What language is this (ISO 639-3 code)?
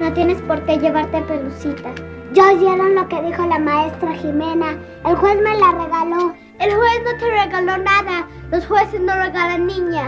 spa